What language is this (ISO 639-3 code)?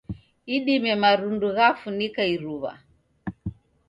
dav